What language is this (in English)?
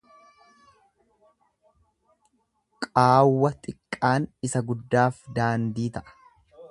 Oromo